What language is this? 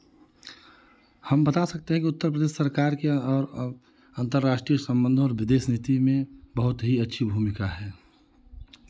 Hindi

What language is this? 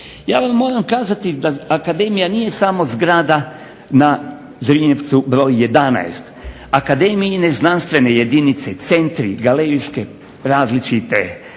Croatian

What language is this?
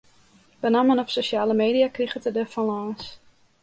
Western Frisian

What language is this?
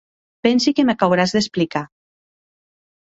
Occitan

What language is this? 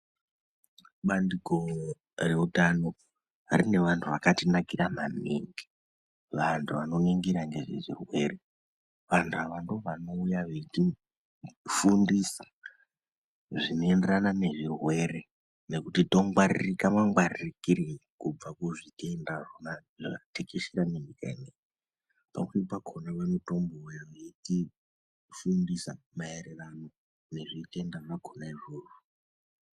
Ndau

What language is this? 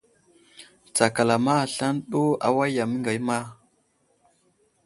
Wuzlam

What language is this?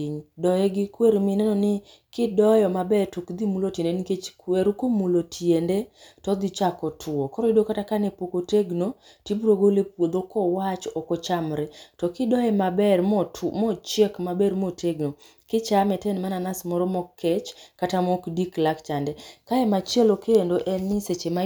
Luo (Kenya and Tanzania)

